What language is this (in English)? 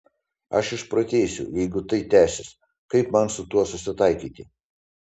Lithuanian